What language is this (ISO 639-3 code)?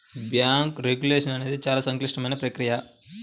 tel